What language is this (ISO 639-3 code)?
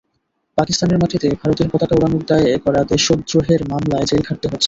ben